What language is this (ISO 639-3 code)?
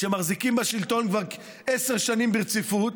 heb